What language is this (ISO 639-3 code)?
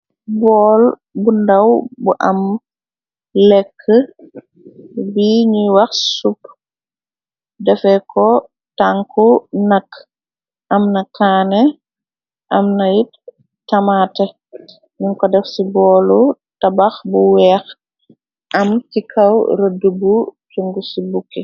wol